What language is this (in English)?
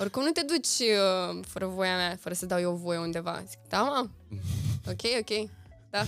Romanian